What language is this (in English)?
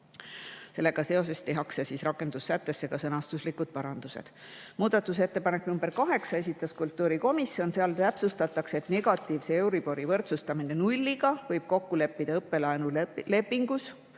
Estonian